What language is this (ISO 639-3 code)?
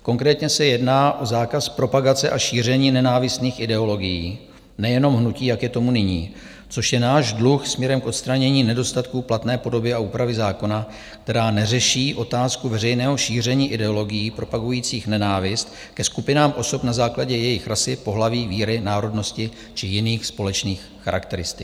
ces